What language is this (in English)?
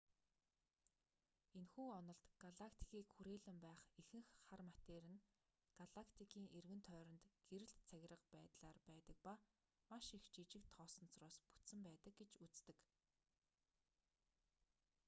Mongolian